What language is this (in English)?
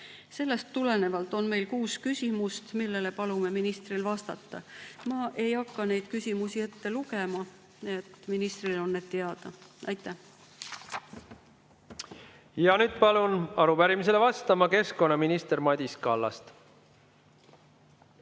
Estonian